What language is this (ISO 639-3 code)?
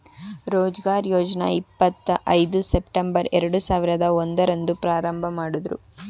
kan